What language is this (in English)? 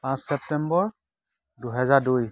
Assamese